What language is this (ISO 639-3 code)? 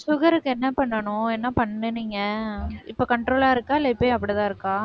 tam